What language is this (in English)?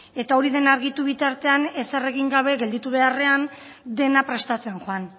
Basque